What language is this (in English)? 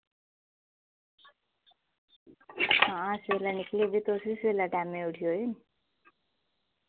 Dogri